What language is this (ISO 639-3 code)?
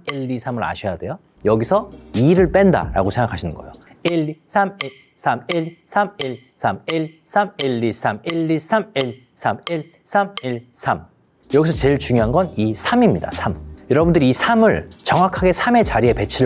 kor